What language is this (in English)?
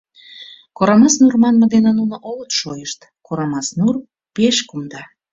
Mari